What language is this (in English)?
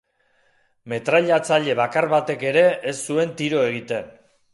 Basque